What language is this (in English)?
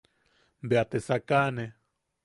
Yaqui